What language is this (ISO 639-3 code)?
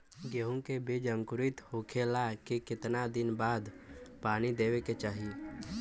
bho